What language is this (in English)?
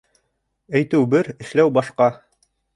Bashkir